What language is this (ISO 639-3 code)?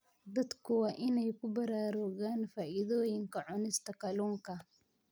som